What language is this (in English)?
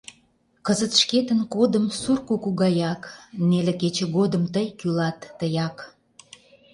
Mari